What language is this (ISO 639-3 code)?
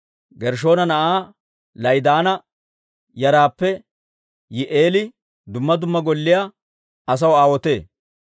dwr